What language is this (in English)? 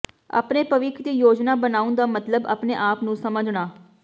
Punjabi